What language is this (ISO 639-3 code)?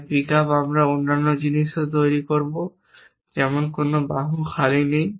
ben